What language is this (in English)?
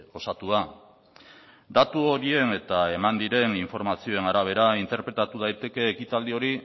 Basque